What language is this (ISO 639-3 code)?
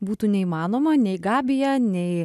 lit